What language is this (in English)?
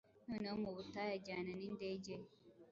Kinyarwanda